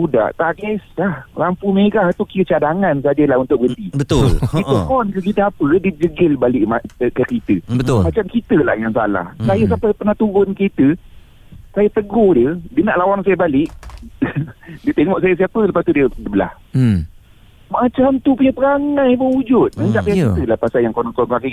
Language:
Malay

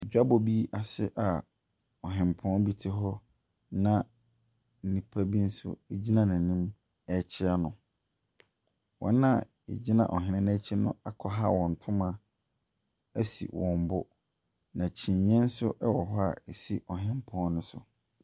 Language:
Akan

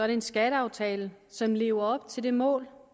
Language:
Danish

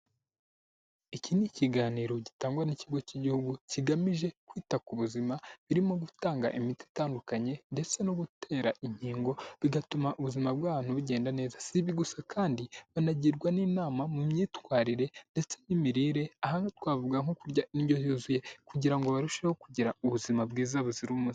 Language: Kinyarwanda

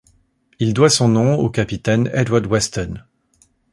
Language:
French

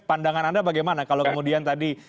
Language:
Indonesian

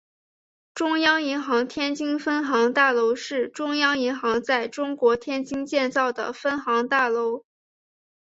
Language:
Chinese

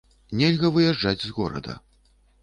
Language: Belarusian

